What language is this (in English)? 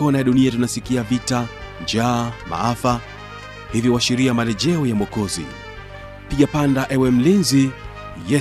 Swahili